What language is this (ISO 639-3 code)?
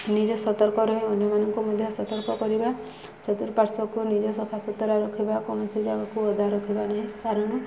ori